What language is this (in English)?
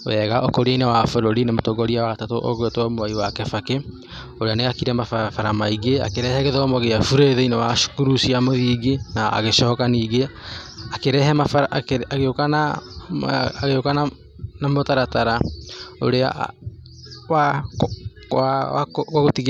Kikuyu